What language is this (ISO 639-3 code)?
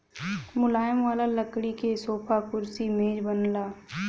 bho